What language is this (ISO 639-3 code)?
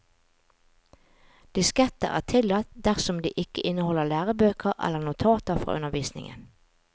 nor